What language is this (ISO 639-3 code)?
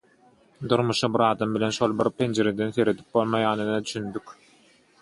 tuk